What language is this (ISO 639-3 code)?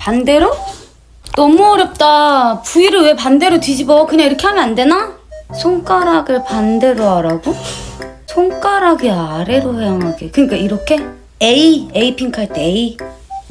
kor